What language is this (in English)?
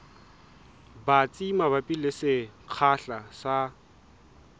Southern Sotho